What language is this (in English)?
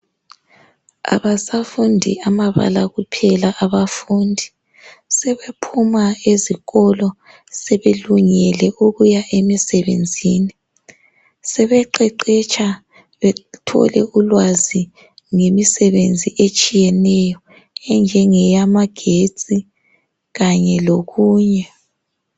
North Ndebele